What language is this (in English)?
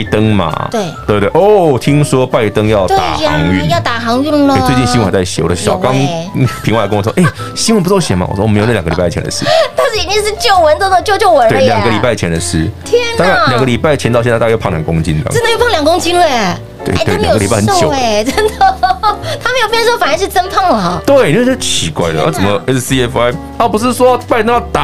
Chinese